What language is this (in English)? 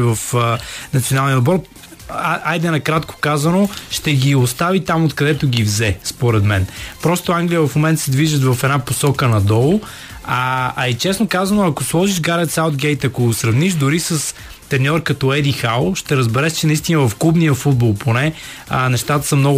Bulgarian